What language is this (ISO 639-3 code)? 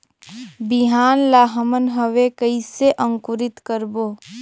hne